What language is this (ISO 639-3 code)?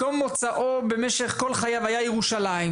heb